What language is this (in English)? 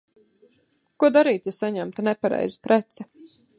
Latvian